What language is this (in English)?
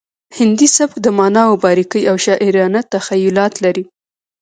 Pashto